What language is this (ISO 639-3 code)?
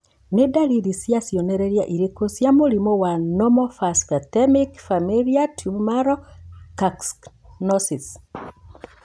kik